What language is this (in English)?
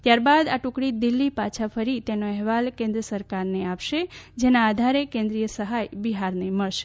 Gujarati